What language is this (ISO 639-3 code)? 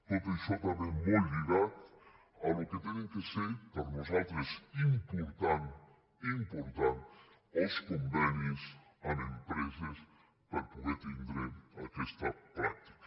cat